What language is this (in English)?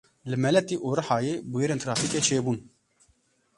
Kurdish